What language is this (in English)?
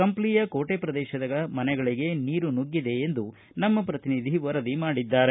Kannada